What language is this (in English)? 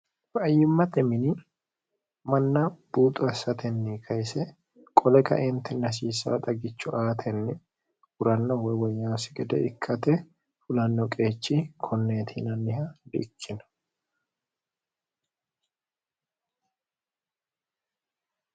Sidamo